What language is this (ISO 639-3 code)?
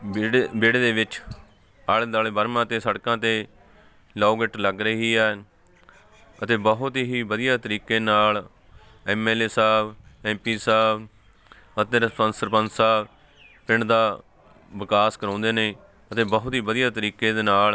pan